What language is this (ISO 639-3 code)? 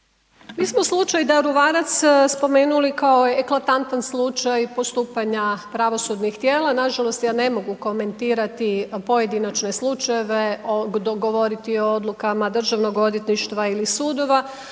hrv